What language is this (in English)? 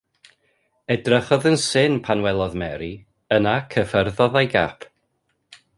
Welsh